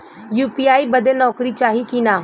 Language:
Bhojpuri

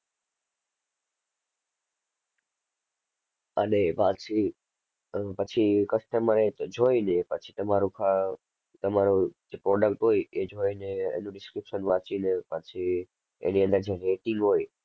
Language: Gujarati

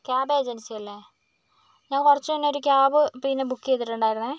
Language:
Malayalam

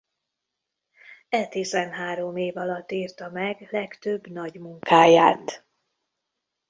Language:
Hungarian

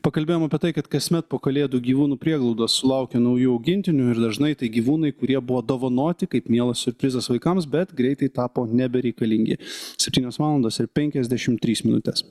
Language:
Lithuanian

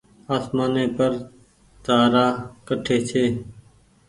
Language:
Goaria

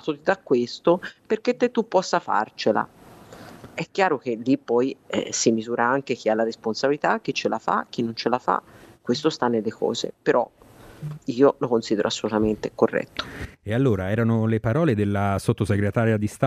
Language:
Italian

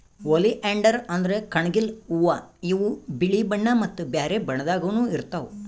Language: Kannada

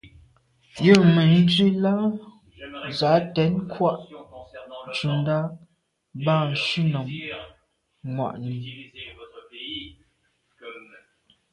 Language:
Medumba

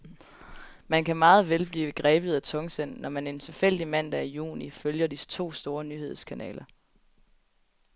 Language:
Danish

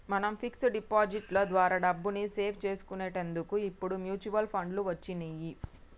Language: Telugu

